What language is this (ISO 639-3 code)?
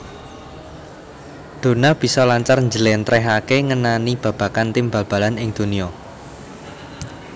jav